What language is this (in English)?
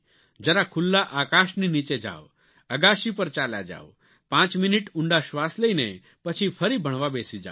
Gujarati